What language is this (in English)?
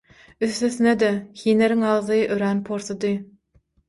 Turkmen